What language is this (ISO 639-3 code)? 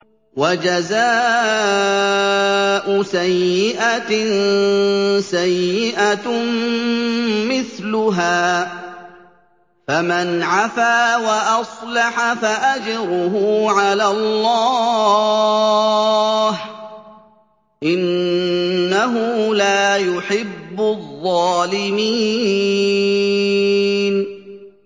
ara